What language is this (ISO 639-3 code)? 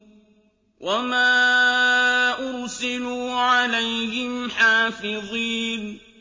ara